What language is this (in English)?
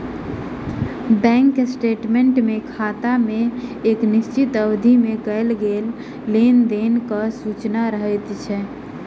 Maithili